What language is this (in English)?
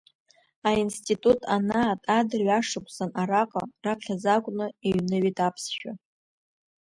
Abkhazian